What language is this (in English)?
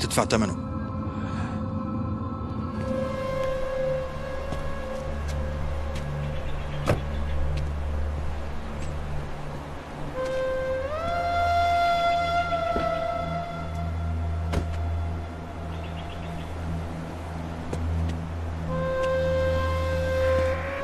Arabic